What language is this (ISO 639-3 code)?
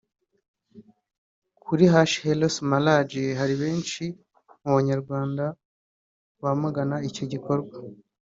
kin